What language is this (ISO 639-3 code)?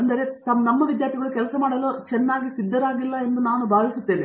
kan